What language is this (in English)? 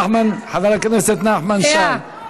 Hebrew